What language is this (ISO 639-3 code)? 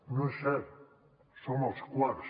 cat